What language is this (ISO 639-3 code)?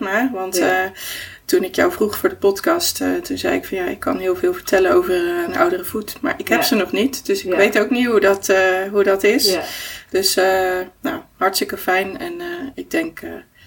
nld